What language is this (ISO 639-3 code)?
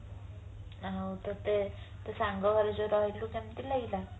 ori